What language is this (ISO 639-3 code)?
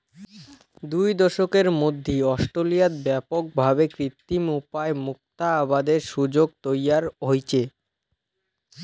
ben